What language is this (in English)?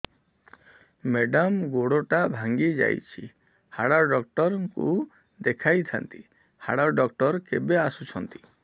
Odia